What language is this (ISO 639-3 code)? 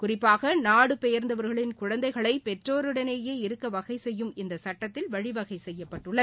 tam